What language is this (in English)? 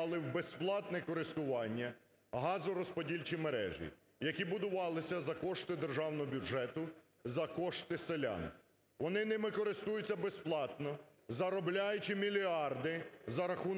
Ukrainian